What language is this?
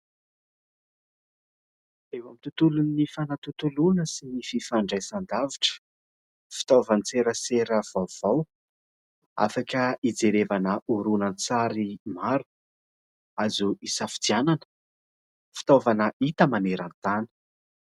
Malagasy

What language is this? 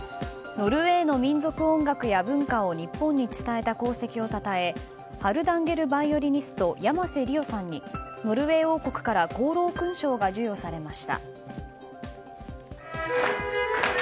Japanese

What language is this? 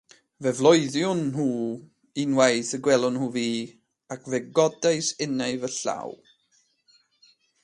Welsh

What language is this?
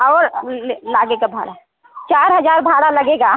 Hindi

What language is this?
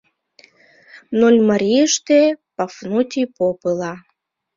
Mari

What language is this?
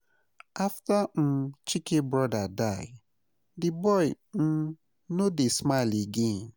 Nigerian Pidgin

